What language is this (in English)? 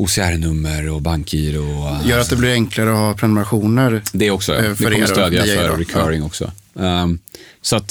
Swedish